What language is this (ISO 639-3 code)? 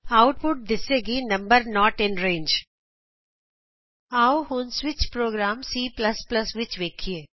pan